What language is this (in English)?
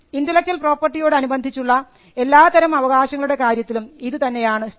Malayalam